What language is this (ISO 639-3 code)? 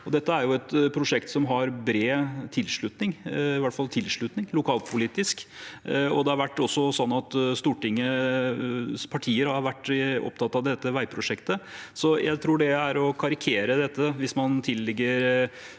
nor